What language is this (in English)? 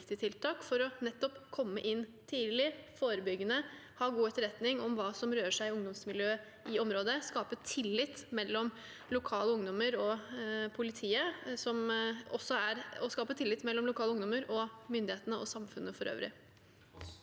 Norwegian